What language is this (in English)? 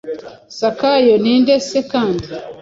Kinyarwanda